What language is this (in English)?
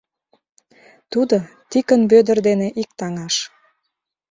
Mari